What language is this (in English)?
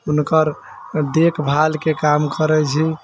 Maithili